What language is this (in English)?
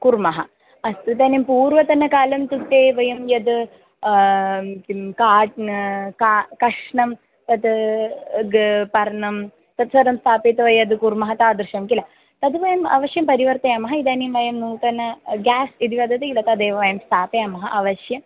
Sanskrit